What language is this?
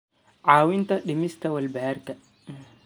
Somali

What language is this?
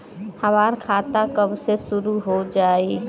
Bhojpuri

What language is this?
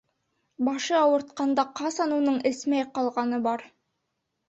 Bashkir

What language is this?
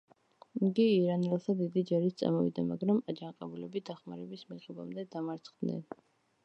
Georgian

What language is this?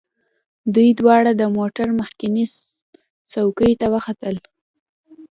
Pashto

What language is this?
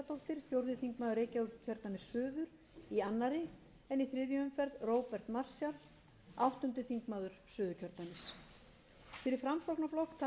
Icelandic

